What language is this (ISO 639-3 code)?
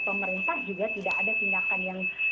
ind